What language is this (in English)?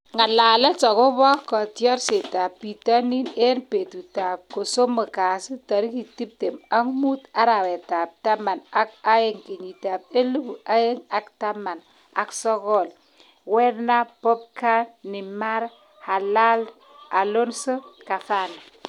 Kalenjin